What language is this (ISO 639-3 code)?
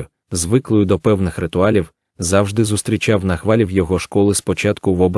ukr